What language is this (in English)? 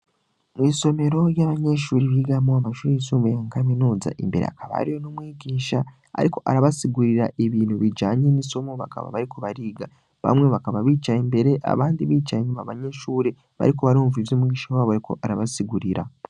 Rundi